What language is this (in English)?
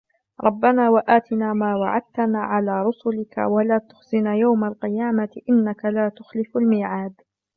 Arabic